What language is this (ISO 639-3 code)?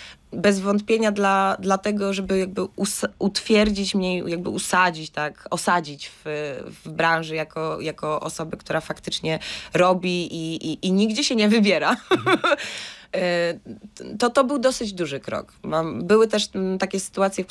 pol